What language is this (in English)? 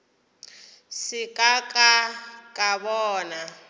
Northern Sotho